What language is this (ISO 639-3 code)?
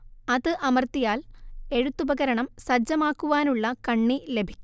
mal